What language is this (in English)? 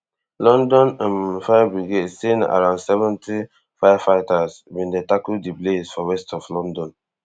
Nigerian Pidgin